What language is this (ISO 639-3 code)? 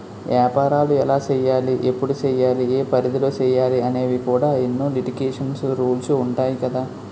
tel